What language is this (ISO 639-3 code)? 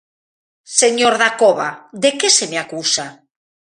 glg